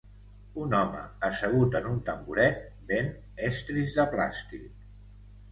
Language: Catalan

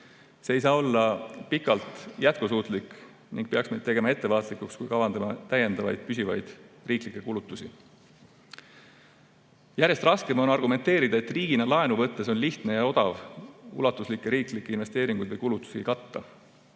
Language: Estonian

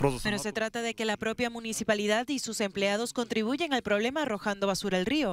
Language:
Spanish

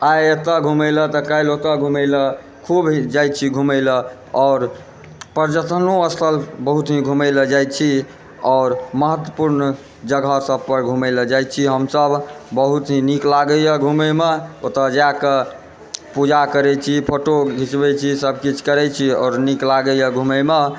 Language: Maithili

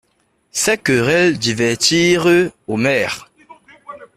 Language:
French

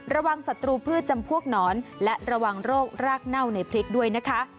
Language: Thai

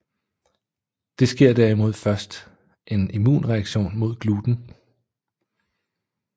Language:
Danish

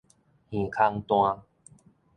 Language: Min Nan Chinese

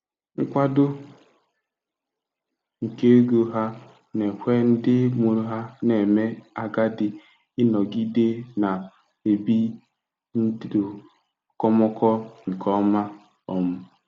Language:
Igbo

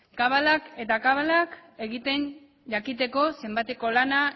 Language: Basque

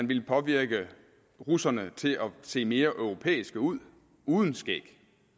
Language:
Danish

